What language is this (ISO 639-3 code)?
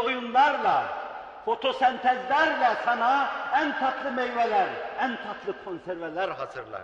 tur